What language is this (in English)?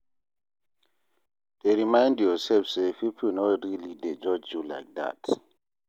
Nigerian Pidgin